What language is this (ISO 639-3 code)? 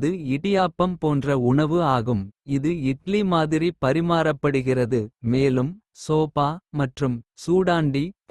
kfe